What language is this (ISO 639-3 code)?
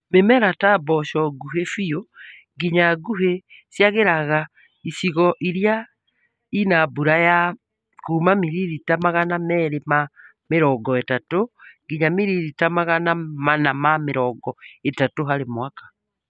kik